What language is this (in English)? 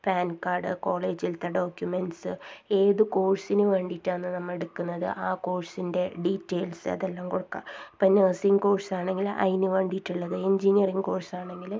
Malayalam